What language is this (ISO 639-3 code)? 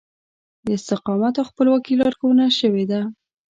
pus